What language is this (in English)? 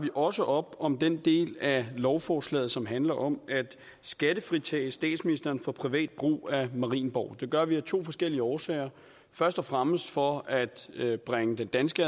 Danish